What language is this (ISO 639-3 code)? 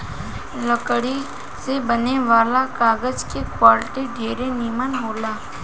bho